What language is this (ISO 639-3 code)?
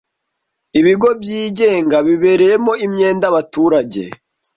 kin